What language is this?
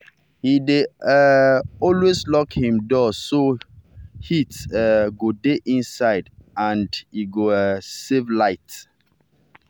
Nigerian Pidgin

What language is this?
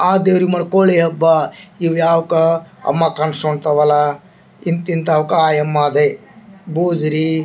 Kannada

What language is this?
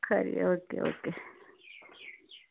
Dogri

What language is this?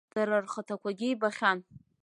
Abkhazian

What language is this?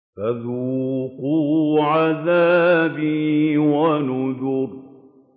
Arabic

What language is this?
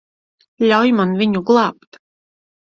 Latvian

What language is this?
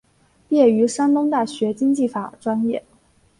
Chinese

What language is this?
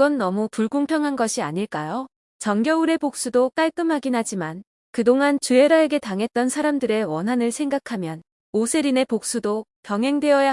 Korean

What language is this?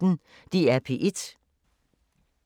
Danish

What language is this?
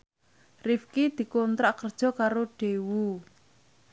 Javanese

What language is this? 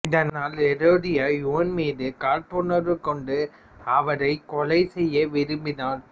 Tamil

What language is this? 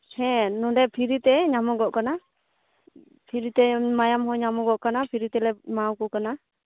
Santali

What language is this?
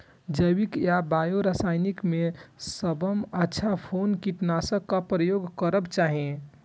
Maithili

